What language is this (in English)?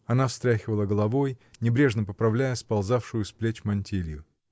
Russian